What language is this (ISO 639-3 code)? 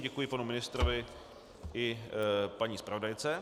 ces